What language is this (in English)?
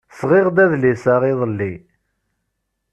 Kabyle